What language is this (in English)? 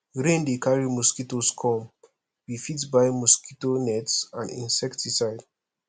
Nigerian Pidgin